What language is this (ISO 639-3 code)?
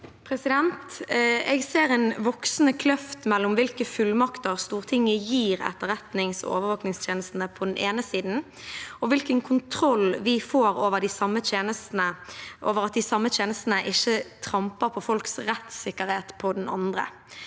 nor